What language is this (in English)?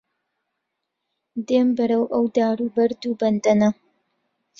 Central Kurdish